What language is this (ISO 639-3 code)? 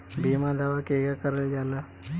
bho